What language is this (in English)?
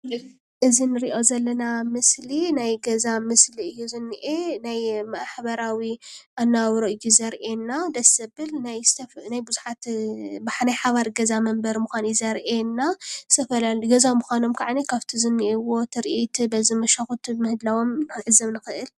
Tigrinya